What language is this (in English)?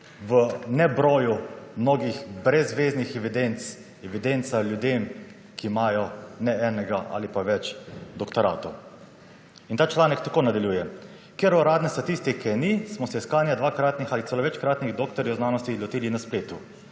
Slovenian